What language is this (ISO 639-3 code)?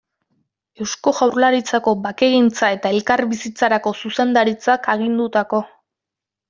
eus